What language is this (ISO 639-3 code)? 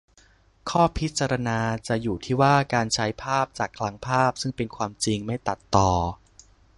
tha